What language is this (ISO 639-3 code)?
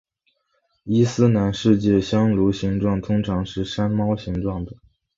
zho